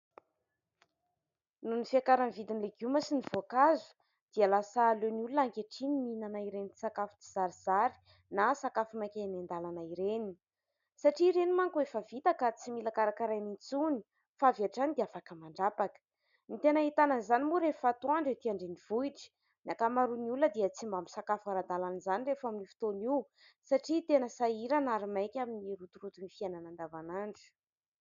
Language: Malagasy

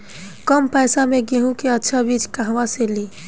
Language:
Bhojpuri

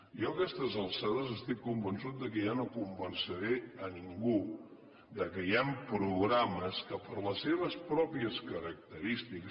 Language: Catalan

